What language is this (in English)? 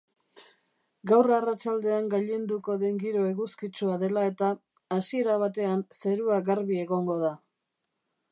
Basque